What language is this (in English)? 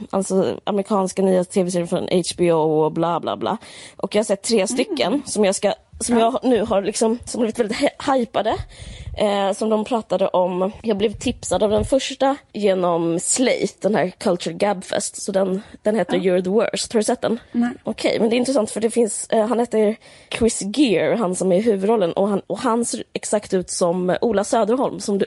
Swedish